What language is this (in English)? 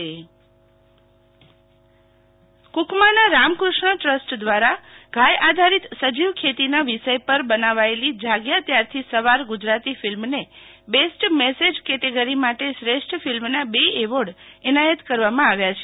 Gujarati